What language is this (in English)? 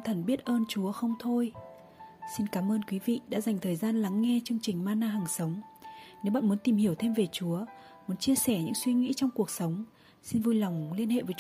Vietnamese